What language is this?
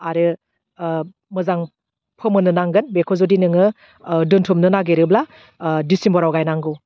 Bodo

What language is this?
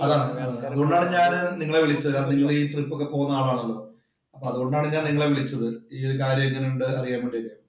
Malayalam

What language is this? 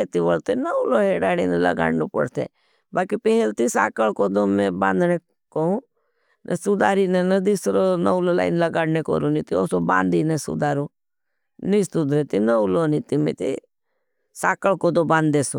Bhili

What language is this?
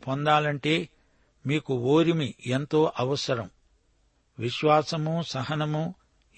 Telugu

